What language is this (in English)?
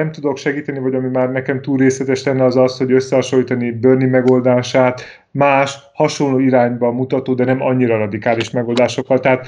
Hungarian